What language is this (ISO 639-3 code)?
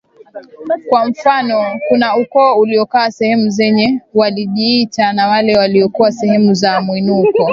swa